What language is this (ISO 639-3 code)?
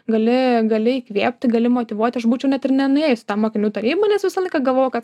lit